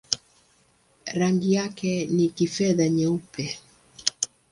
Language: Swahili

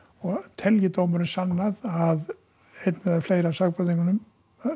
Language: Icelandic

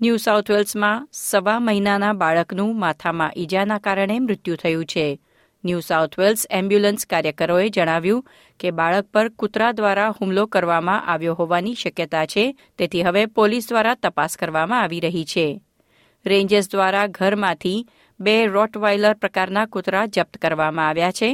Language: Gujarati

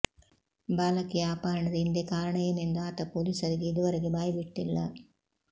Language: Kannada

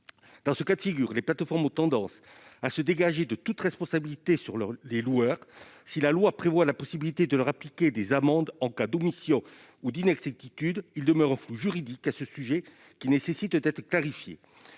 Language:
French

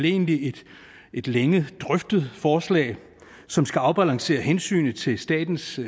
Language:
Danish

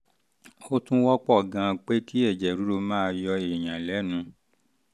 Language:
Yoruba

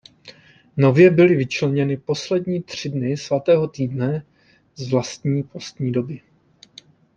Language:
Czech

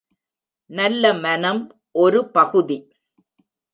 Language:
Tamil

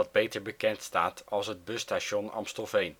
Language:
Dutch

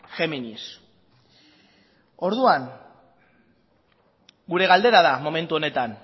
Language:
Basque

